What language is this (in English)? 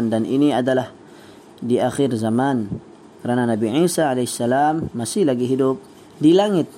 Malay